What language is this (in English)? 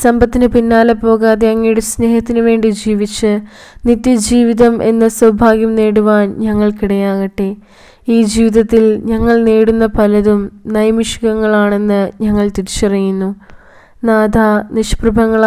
Indonesian